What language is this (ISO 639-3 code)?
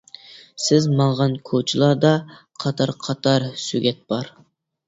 uig